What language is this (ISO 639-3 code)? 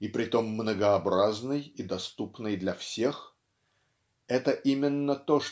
rus